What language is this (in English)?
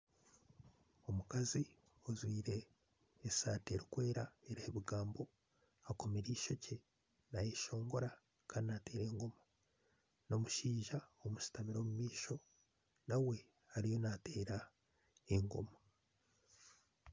Nyankole